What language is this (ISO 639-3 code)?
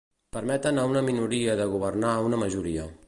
cat